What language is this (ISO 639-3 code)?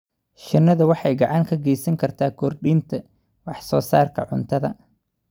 som